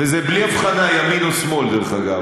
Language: Hebrew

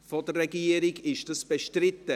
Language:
Swiss German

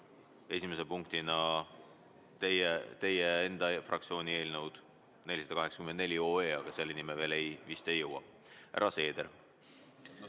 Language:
Estonian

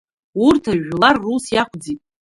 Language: Abkhazian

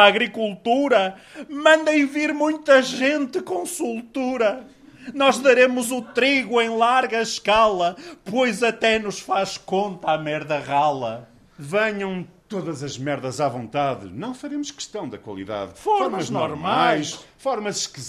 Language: Portuguese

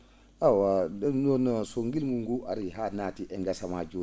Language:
Fula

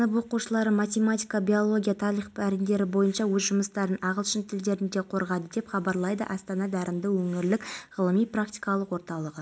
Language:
Kazakh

